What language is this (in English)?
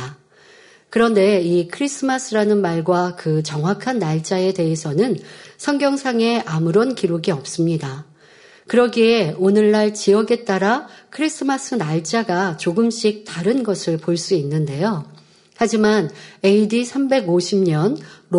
Korean